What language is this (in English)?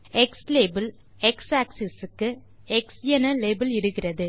Tamil